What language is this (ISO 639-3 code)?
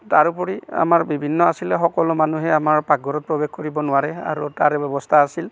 asm